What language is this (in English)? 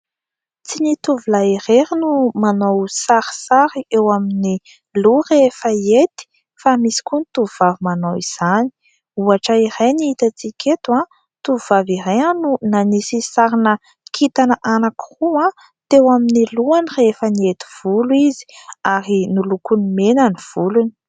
Malagasy